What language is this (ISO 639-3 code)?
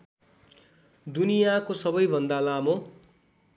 nep